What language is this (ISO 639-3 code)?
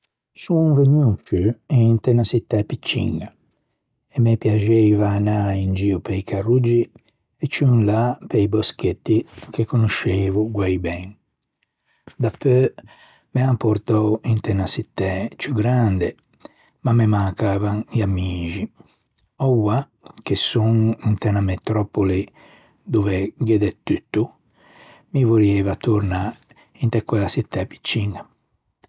lij